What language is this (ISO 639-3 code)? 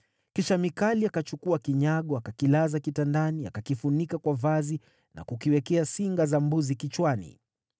swa